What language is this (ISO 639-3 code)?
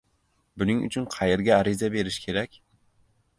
uzb